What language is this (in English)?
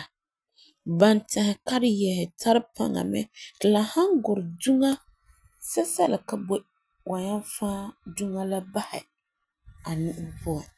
Frafra